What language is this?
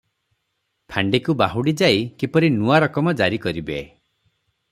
Odia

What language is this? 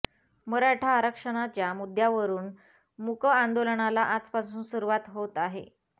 Marathi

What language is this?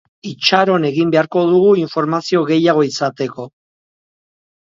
Basque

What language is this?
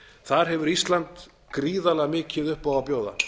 Icelandic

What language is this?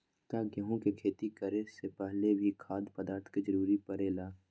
Magahi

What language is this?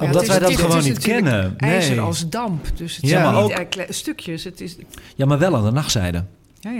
Dutch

